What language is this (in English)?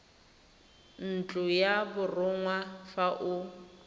Tswana